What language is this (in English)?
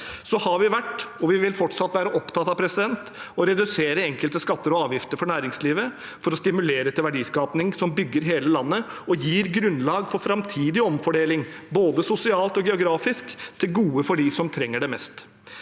Norwegian